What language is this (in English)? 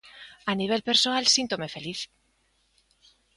Galician